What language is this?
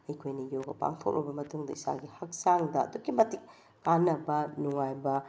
Manipuri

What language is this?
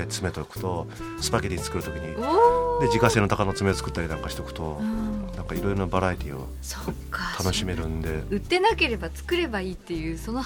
Japanese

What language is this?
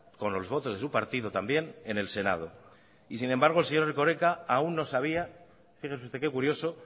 Spanish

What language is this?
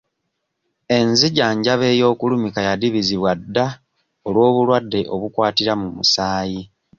Ganda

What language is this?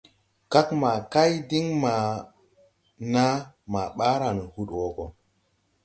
Tupuri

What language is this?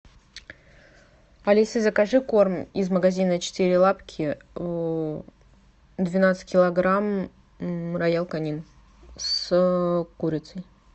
Russian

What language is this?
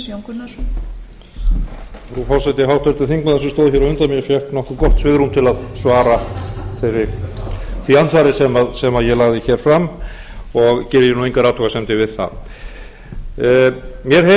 Icelandic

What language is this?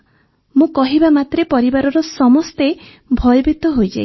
Odia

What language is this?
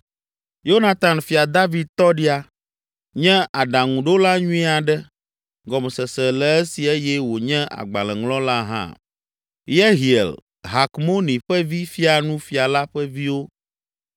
Ewe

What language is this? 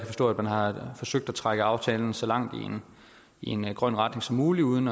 Danish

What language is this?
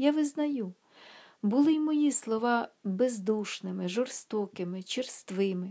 Ukrainian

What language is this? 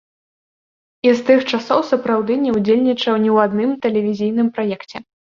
Belarusian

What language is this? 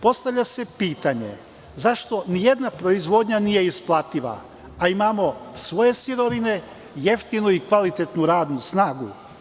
Serbian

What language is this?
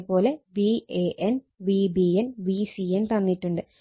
Malayalam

